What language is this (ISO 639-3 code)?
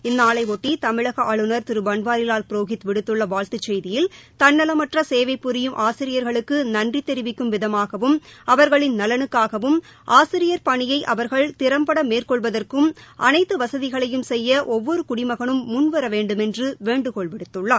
tam